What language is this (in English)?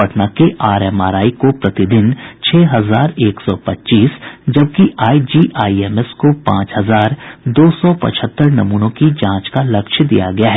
Hindi